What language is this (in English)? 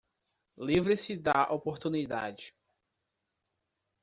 Portuguese